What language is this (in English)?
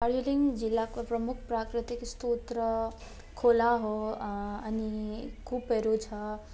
Nepali